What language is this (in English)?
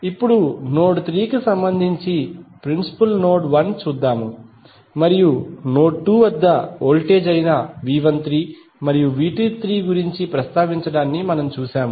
Telugu